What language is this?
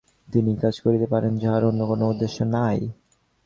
Bangla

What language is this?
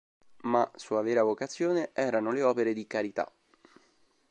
Italian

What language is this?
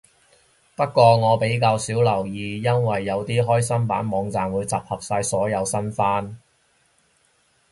Cantonese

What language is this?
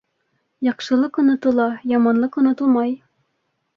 Bashkir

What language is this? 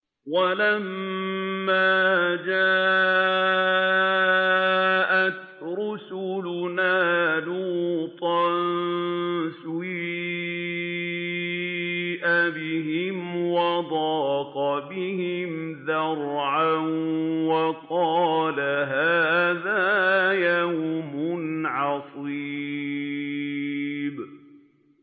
Arabic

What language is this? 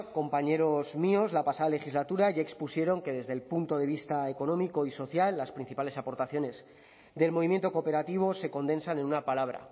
Spanish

